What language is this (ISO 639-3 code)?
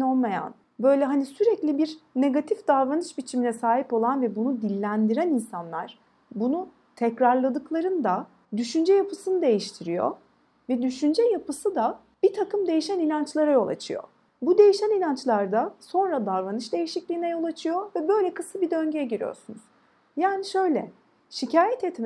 tur